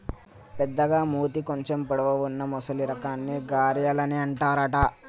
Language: Telugu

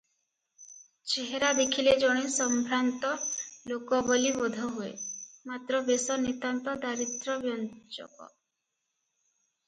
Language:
Odia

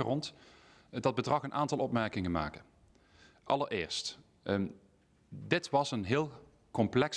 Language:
Dutch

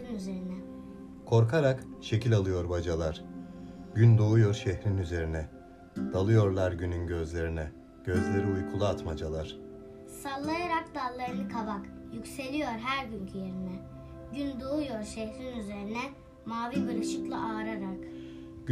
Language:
Turkish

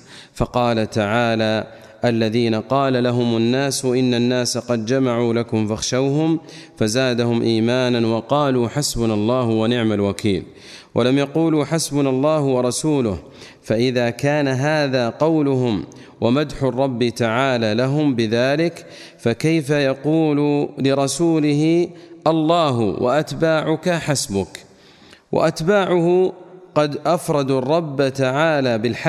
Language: Arabic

